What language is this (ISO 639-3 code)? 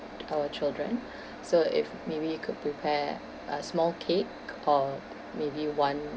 eng